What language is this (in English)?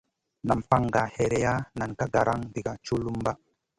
Masana